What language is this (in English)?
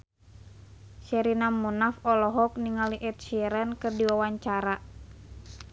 Sundanese